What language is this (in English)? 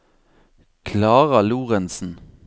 Norwegian